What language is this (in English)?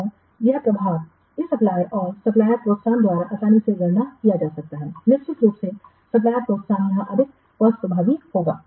Hindi